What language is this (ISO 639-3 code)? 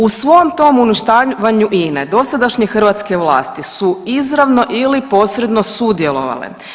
hrv